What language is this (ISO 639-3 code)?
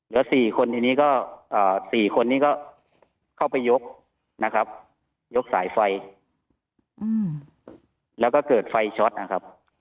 tha